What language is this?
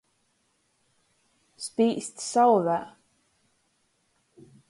Latgalian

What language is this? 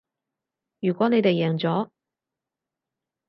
Cantonese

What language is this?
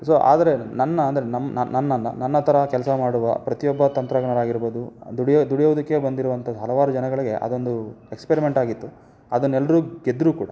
Kannada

